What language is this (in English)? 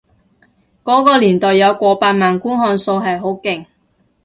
Cantonese